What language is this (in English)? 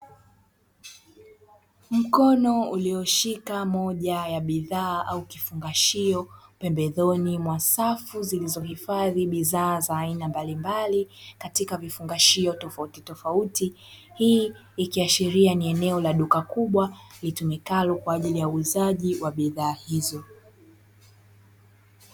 Swahili